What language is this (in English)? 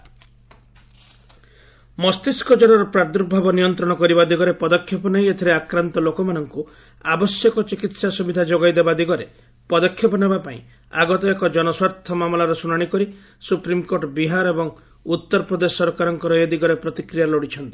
Odia